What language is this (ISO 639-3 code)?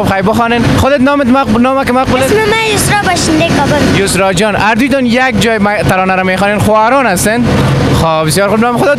fas